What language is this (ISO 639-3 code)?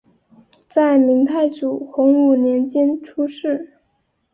zho